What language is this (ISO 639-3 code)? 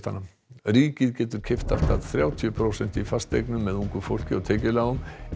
isl